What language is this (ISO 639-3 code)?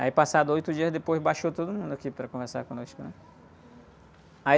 por